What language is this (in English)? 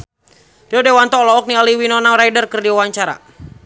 Sundanese